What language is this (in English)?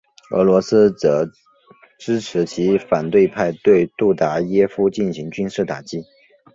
Chinese